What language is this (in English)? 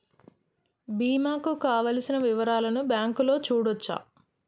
Telugu